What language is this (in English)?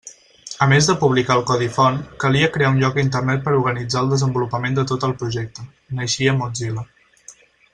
Catalan